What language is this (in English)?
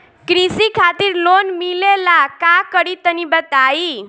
Bhojpuri